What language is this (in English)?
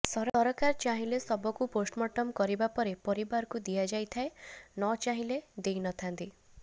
Odia